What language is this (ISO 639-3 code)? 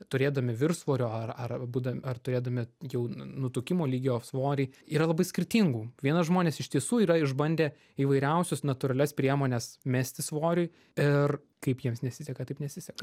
lit